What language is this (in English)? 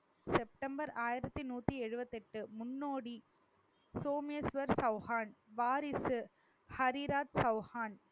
Tamil